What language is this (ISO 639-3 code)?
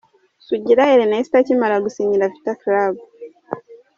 kin